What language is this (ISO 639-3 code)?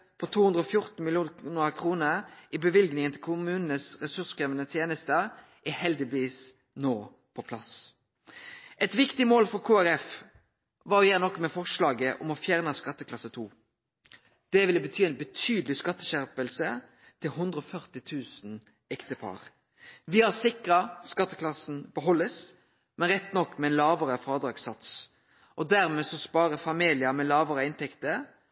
nno